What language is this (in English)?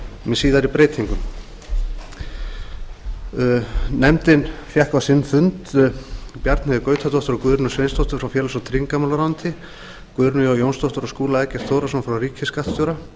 Icelandic